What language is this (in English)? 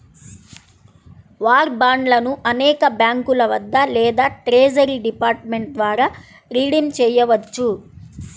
Telugu